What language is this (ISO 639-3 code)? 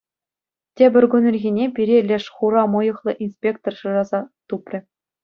chv